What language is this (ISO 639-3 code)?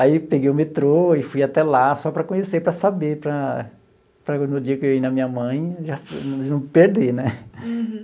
por